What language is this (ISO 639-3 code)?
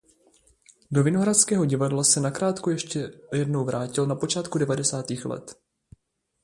ces